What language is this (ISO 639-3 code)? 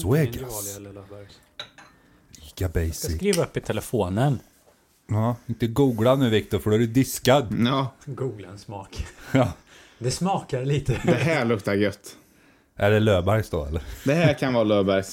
swe